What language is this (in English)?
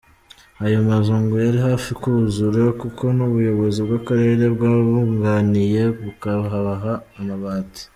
Kinyarwanda